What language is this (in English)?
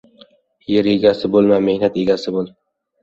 Uzbek